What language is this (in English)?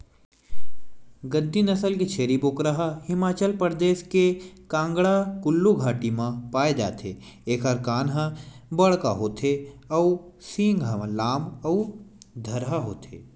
Chhattisgarhi